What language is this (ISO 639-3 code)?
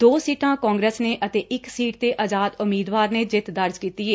pan